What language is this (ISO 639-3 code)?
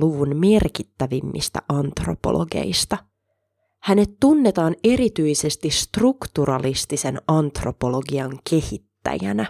fin